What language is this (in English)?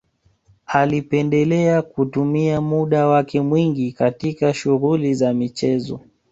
Swahili